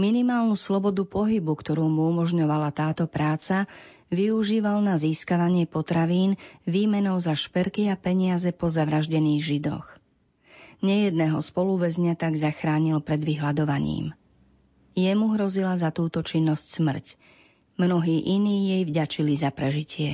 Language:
Slovak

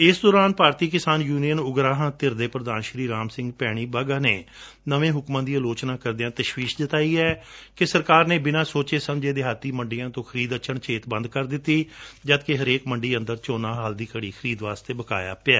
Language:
Punjabi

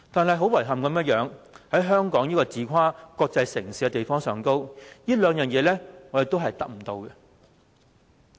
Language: Cantonese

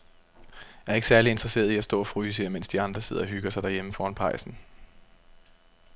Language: Danish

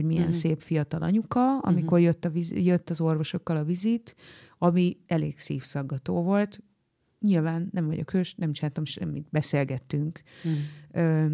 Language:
Hungarian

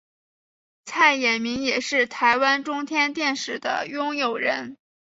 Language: Chinese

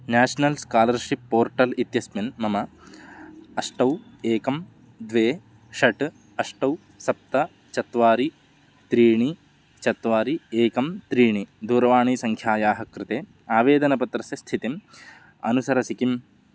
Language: Sanskrit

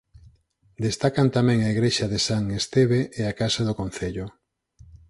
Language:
Galician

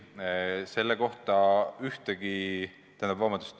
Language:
Estonian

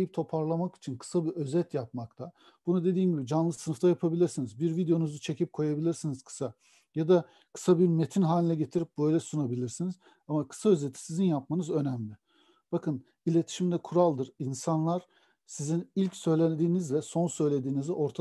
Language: Turkish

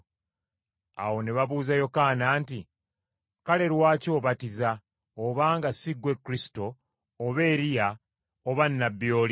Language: Ganda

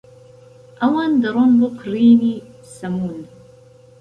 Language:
Central Kurdish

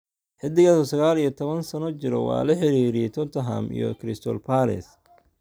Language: Somali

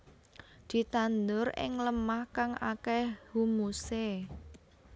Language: Javanese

